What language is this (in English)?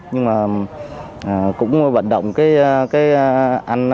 Vietnamese